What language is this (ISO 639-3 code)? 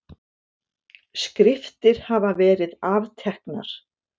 isl